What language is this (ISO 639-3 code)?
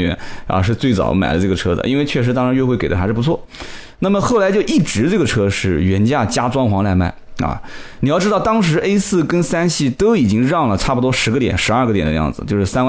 zho